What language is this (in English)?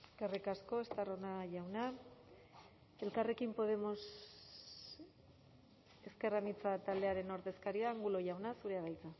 Basque